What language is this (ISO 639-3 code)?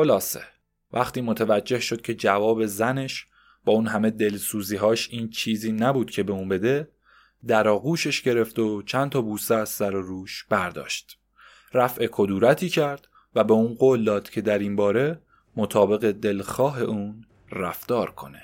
fas